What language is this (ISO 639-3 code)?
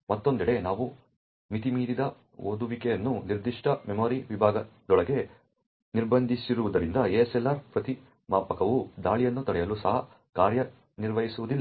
kan